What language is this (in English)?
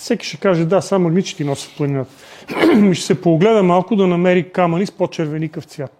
Bulgarian